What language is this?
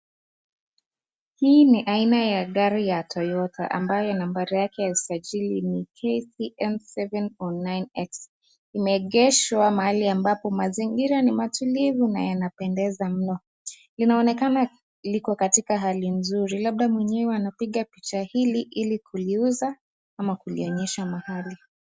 Swahili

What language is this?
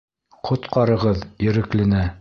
Bashkir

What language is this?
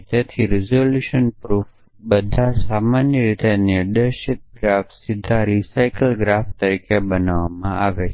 Gujarati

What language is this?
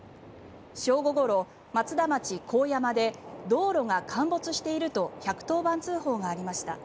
Japanese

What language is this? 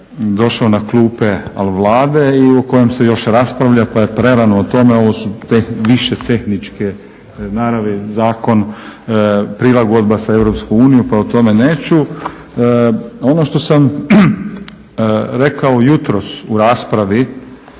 Croatian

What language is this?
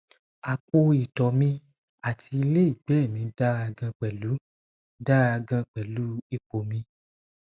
Yoruba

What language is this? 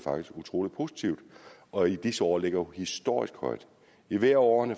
Danish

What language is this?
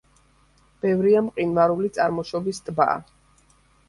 Georgian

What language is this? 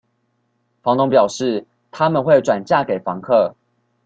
Chinese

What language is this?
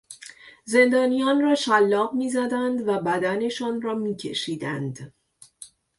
Persian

